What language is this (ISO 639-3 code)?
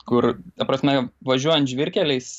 lit